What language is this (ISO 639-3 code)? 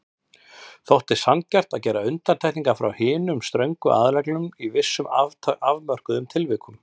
isl